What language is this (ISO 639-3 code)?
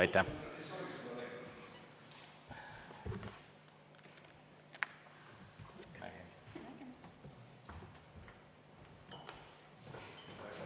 est